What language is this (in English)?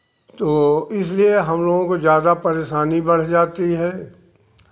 Hindi